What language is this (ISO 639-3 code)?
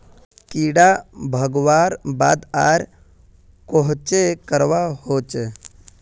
mag